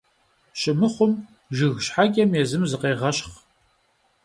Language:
Kabardian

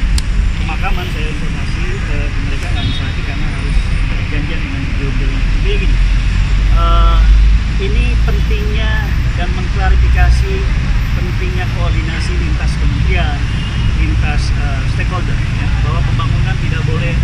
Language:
Indonesian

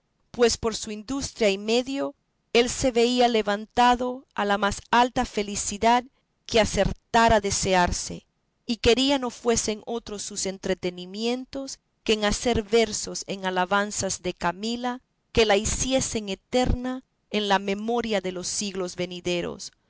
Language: Spanish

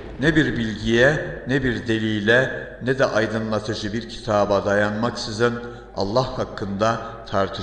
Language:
Turkish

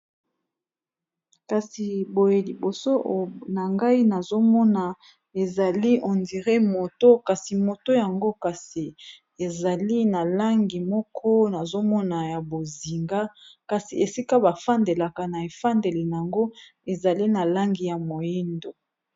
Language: Lingala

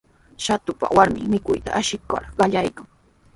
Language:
Sihuas Ancash Quechua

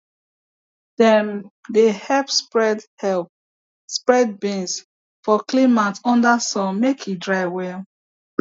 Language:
Nigerian Pidgin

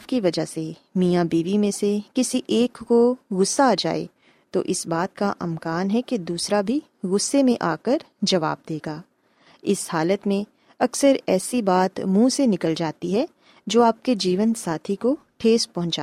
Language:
Urdu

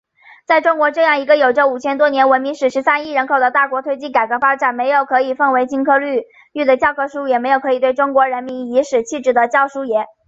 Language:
Chinese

